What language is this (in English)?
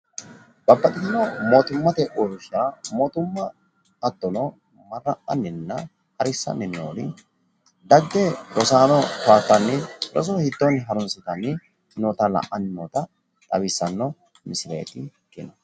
Sidamo